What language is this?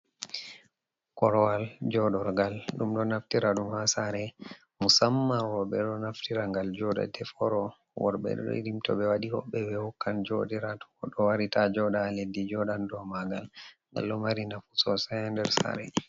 Fula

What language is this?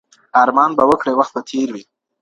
Pashto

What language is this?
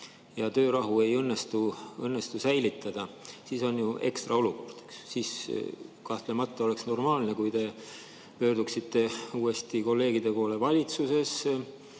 Estonian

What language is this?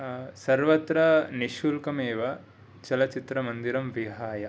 Sanskrit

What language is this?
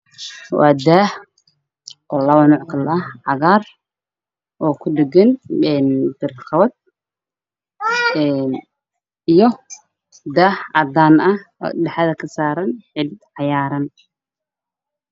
Somali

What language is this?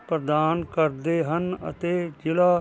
Punjabi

